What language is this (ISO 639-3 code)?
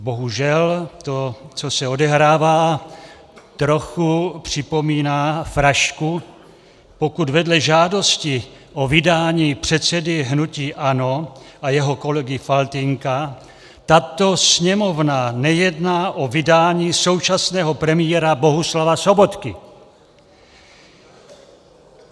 ces